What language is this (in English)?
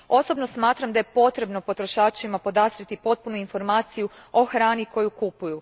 Croatian